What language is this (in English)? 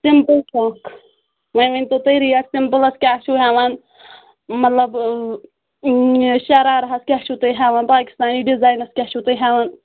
Kashmiri